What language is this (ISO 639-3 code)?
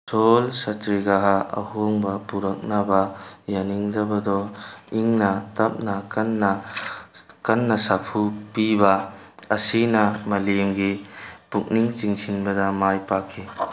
mni